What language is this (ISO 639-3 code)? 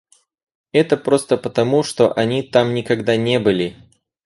rus